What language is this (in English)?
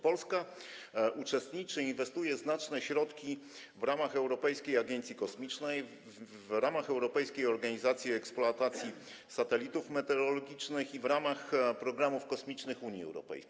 Polish